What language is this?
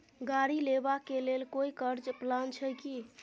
Maithili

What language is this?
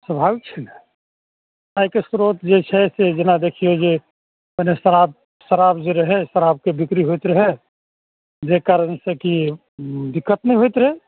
Maithili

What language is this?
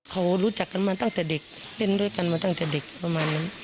Thai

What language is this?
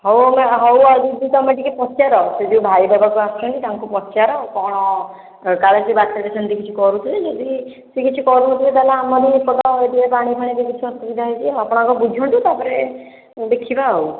Odia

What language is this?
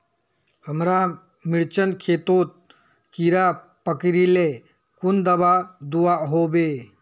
Magahi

